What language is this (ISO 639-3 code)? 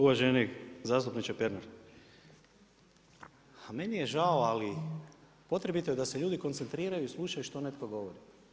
hrv